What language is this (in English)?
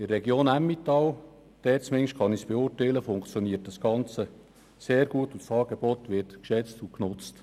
Swiss German